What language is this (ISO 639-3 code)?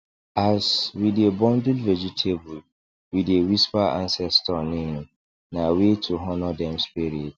pcm